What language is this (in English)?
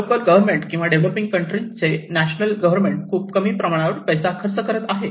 Marathi